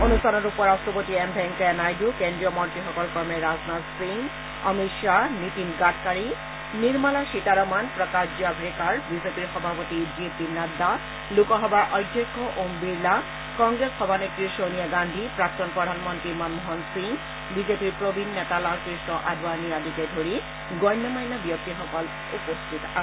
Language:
Assamese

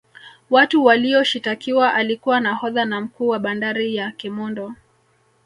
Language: Swahili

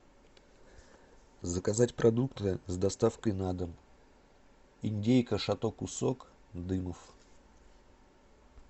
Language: Russian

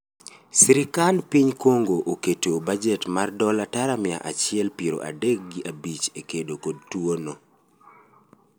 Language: Luo (Kenya and Tanzania)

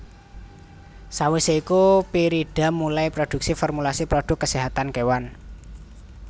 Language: Javanese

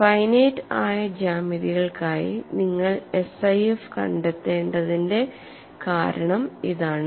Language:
Malayalam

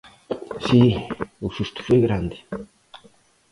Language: Galician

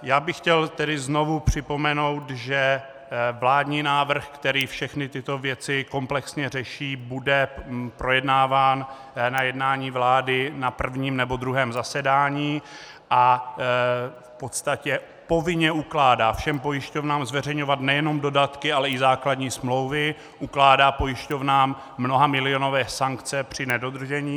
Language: Czech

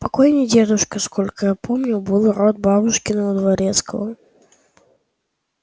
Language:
Russian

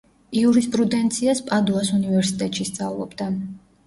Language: Georgian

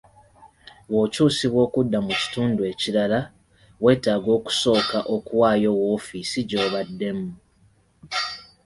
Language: Ganda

